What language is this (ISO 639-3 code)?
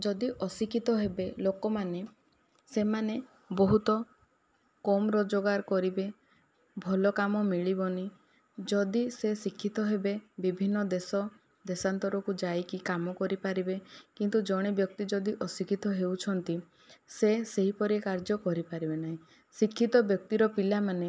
ori